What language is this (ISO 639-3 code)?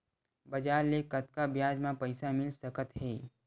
hne